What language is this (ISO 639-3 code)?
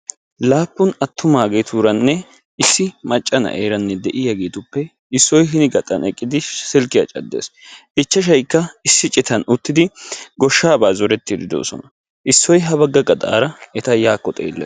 wal